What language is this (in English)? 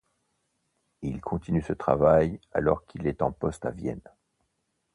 French